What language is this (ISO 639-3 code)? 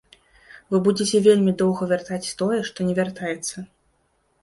bel